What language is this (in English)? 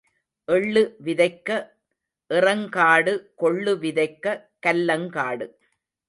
Tamil